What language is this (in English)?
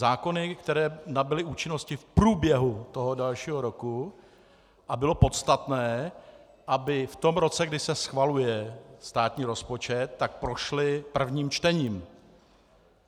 Czech